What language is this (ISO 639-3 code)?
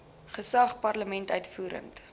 afr